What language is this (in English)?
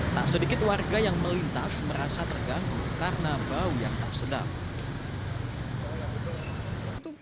Indonesian